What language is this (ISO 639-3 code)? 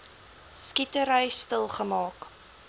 afr